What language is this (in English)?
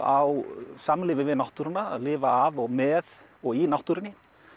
Icelandic